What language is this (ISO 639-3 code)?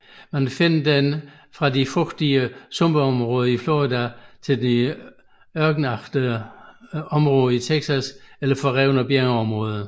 dan